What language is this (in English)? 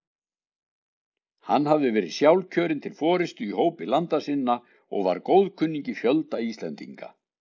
Icelandic